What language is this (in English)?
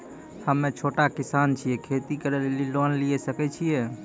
Maithili